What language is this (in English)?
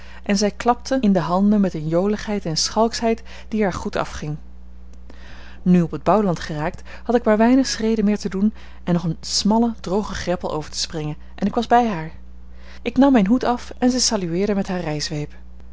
Dutch